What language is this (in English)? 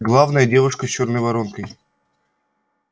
Russian